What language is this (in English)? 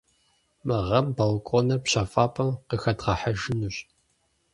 Kabardian